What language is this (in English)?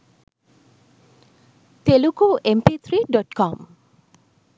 Sinhala